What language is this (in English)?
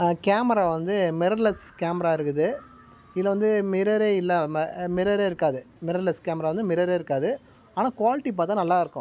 Tamil